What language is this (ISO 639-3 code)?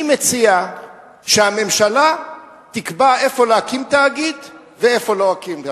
heb